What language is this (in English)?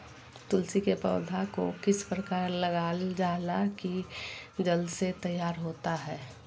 Magahi